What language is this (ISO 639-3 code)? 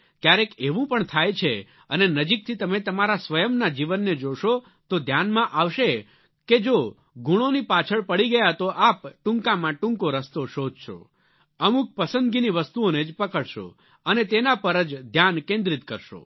guj